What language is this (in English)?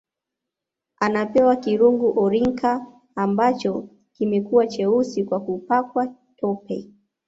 Swahili